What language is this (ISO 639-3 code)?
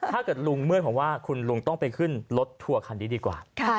tha